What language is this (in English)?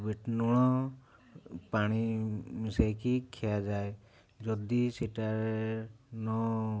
Odia